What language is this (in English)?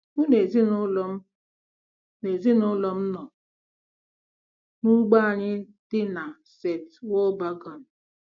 Igbo